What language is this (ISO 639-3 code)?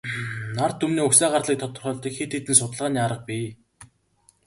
mon